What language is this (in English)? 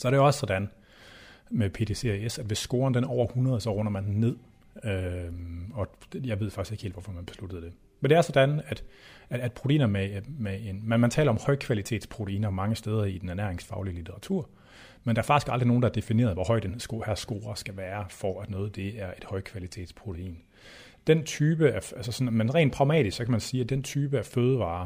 Danish